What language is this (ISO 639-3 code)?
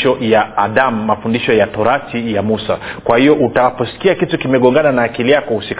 swa